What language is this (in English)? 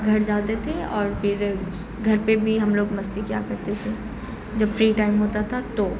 Urdu